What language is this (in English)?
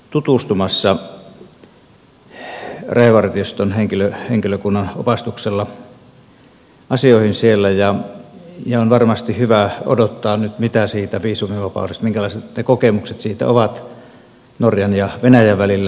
Finnish